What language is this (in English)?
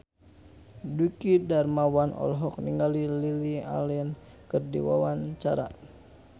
Sundanese